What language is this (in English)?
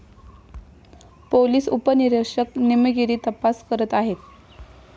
Marathi